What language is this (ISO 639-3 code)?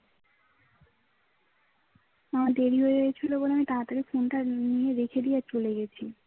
ben